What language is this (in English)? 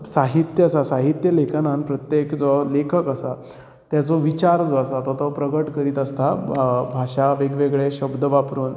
Konkani